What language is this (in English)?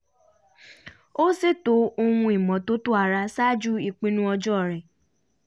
Yoruba